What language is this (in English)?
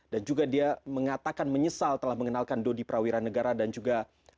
Indonesian